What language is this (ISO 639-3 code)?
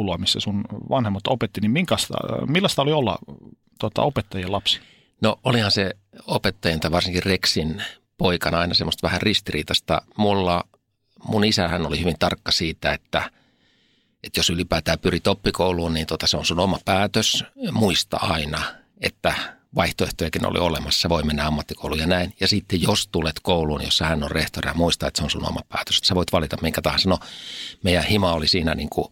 fin